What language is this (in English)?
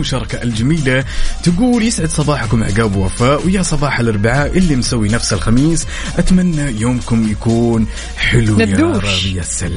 Arabic